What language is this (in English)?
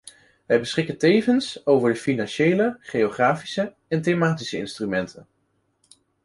Dutch